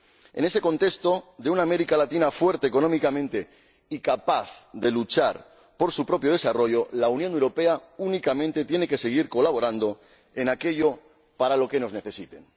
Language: Spanish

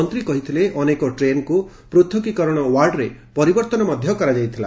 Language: Odia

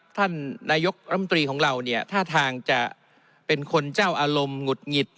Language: Thai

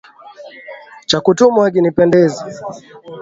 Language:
Swahili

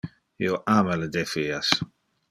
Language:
Interlingua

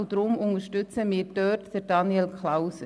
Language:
Swiss German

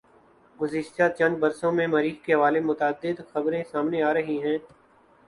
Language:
Urdu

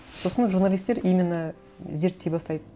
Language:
Kazakh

